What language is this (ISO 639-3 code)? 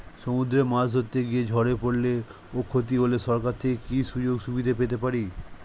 ben